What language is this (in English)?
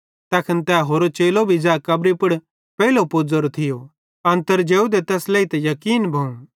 Bhadrawahi